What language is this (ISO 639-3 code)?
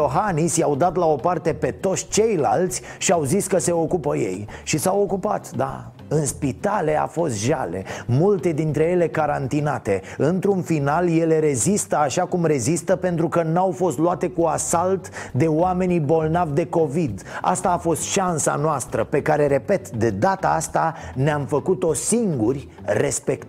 ron